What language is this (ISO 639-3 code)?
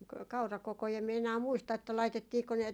fin